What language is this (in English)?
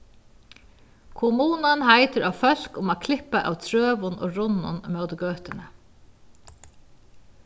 Faroese